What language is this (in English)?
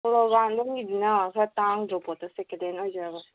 Manipuri